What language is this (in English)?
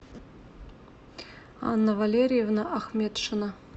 Russian